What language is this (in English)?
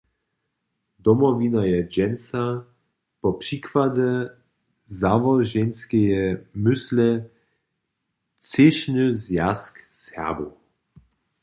Upper Sorbian